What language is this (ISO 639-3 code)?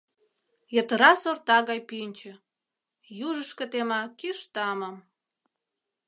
chm